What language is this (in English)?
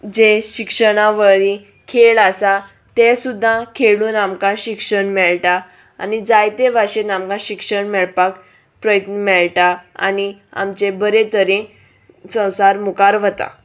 Konkani